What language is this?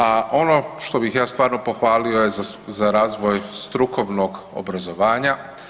Croatian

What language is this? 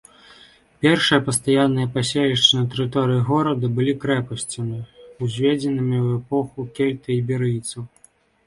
Belarusian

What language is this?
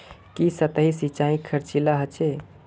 Magahi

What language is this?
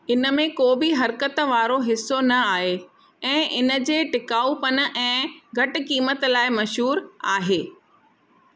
Sindhi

